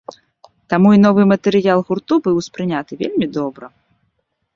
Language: Belarusian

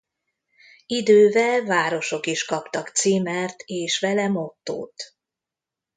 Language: Hungarian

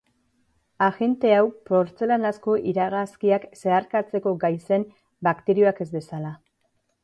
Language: Basque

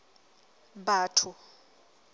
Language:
Southern Sotho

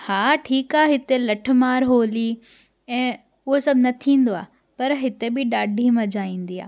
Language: Sindhi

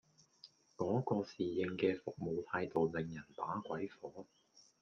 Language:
Cantonese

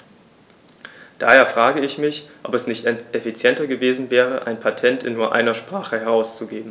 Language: German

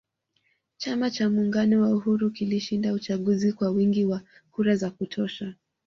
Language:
Swahili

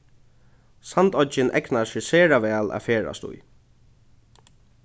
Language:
Faroese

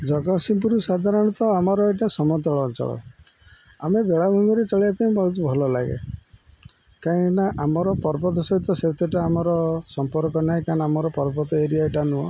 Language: Odia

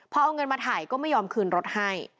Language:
Thai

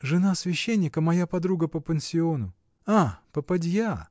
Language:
Russian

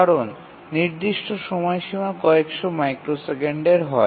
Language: Bangla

